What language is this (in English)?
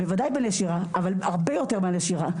Hebrew